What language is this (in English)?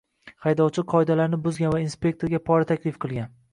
Uzbek